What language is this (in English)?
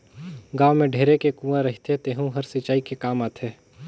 Chhattisgarhi